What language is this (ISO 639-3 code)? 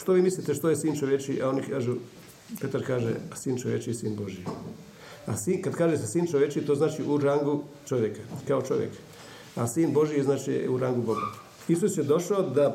hrv